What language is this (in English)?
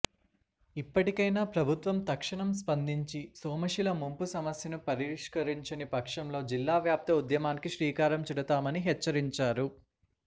Telugu